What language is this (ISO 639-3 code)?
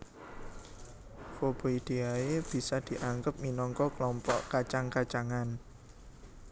jav